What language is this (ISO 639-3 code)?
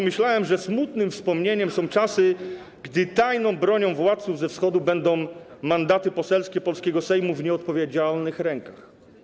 pol